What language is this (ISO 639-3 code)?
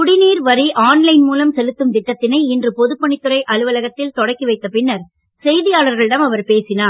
tam